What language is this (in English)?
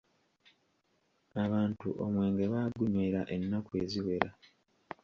Ganda